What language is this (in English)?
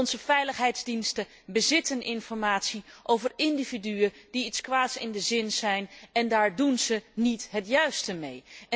Dutch